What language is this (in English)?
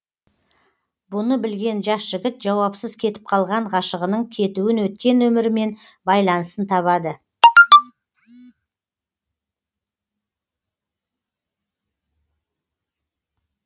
Kazakh